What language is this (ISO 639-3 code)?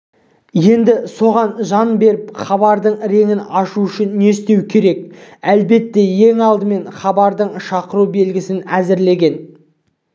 kaz